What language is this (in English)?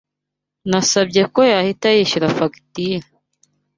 Kinyarwanda